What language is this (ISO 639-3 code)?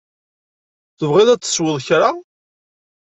kab